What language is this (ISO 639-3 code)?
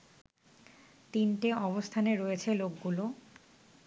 ben